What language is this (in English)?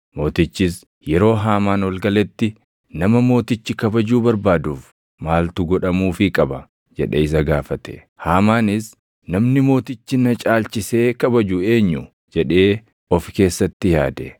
Oromo